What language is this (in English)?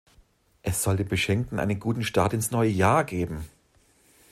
German